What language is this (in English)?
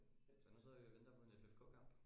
Danish